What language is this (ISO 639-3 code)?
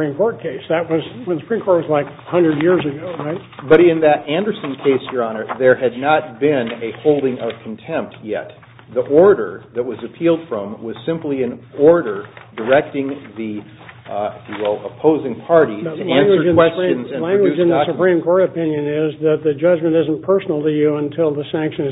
eng